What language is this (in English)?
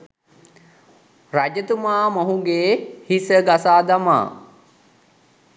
Sinhala